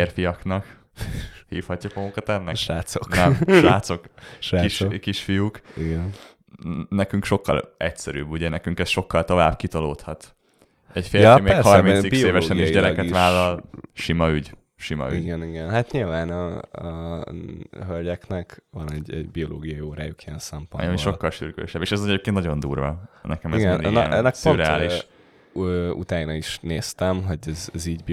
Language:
Hungarian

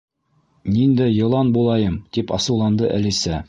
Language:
Bashkir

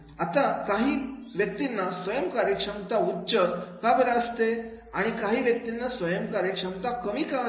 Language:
Marathi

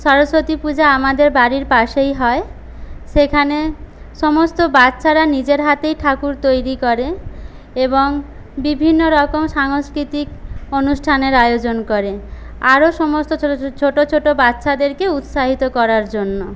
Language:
Bangla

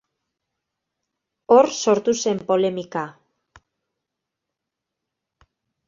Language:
Basque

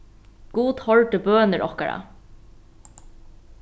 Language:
Faroese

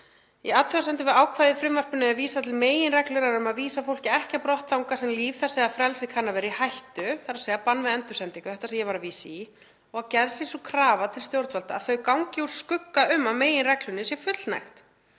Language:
Icelandic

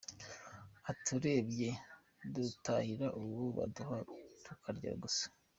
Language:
Kinyarwanda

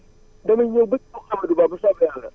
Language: Wolof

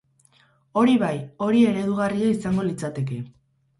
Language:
Basque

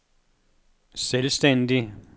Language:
Danish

